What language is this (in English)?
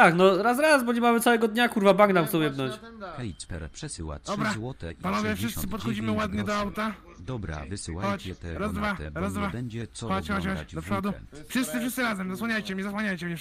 Polish